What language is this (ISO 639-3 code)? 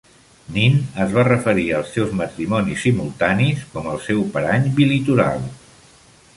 cat